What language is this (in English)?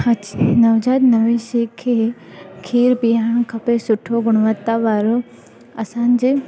Sindhi